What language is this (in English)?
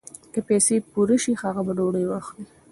Pashto